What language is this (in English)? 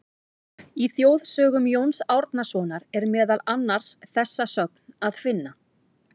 Icelandic